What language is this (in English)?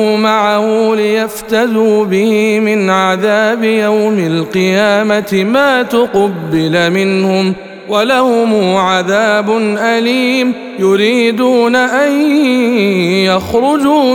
Arabic